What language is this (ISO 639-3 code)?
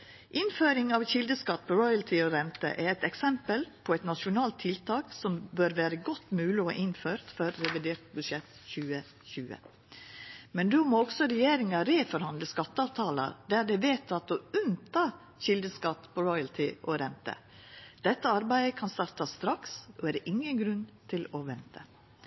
nno